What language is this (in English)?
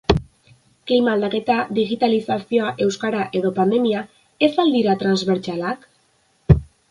Basque